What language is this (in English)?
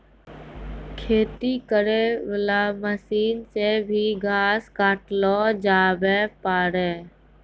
Maithili